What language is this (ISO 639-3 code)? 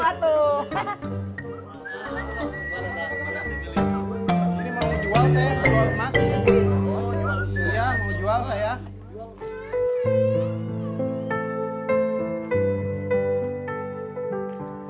ind